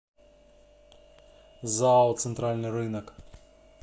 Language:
Russian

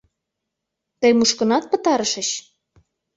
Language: Mari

